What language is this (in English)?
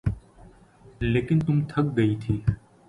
Urdu